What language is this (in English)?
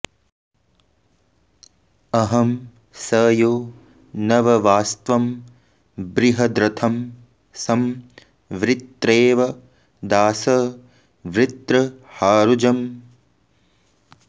Sanskrit